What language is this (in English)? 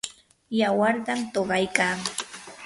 Yanahuanca Pasco Quechua